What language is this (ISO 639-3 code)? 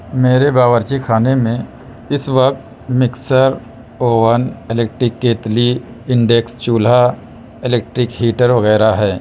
urd